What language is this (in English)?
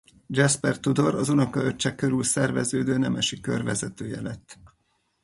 Hungarian